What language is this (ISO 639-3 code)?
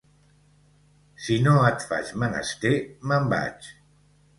cat